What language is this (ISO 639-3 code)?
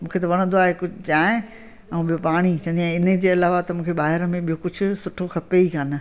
snd